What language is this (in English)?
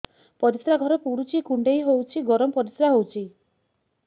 Odia